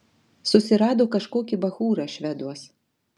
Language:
Lithuanian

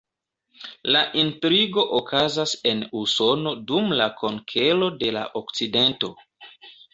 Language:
Esperanto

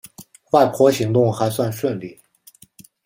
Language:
Chinese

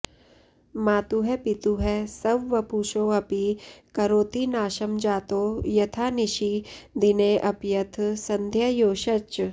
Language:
Sanskrit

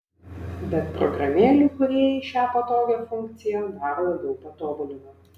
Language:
Lithuanian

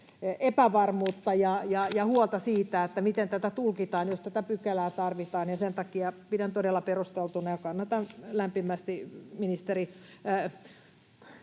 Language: Finnish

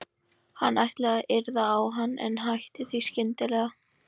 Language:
Icelandic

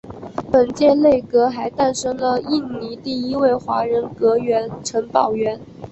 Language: Chinese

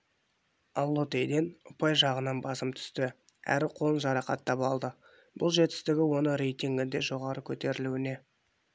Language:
Kazakh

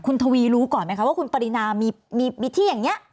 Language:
Thai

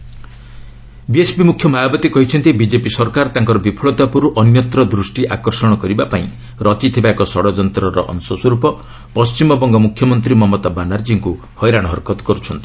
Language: Odia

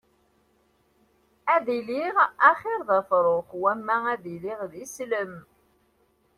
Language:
Kabyle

